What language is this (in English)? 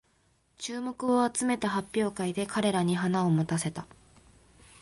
Japanese